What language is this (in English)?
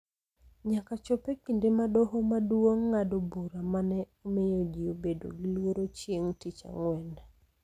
Luo (Kenya and Tanzania)